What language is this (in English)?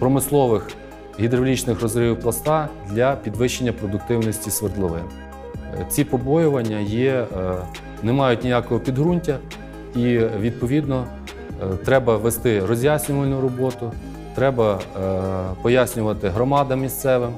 Ukrainian